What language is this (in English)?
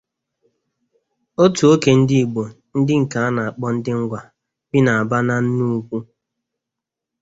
Igbo